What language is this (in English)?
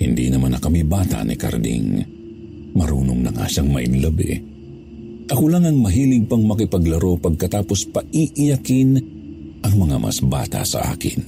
Filipino